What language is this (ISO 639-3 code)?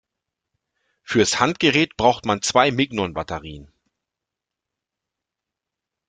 deu